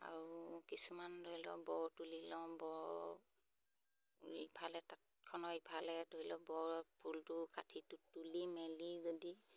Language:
Assamese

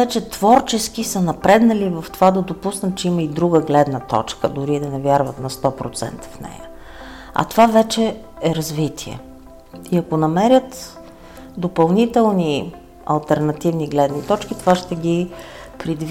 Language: Bulgarian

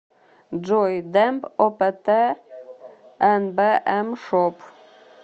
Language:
Russian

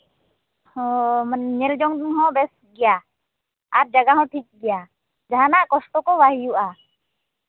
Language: Santali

